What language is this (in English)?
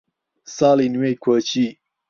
Central Kurdish